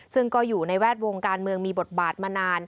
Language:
Thai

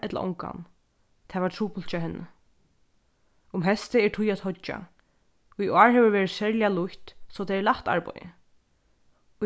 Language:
Faroese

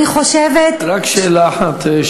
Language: Hebrew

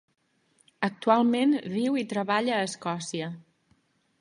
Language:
Catalan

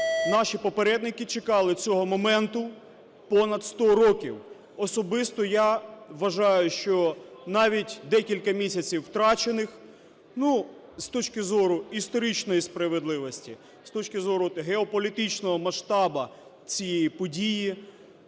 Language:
Ukrainian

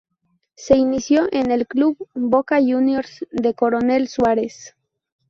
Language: Spanish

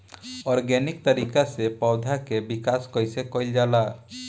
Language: Bhojpuri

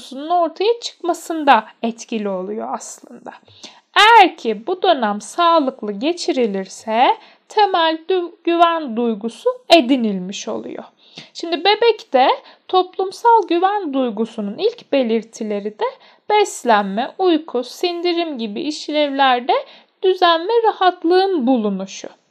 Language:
Turkish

